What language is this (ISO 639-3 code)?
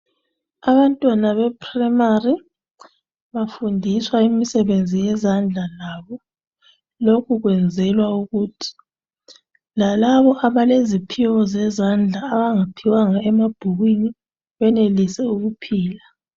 nde